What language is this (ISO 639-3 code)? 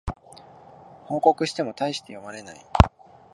jpn